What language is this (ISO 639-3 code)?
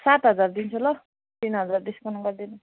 nep